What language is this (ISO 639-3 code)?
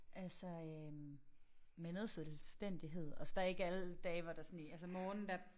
dan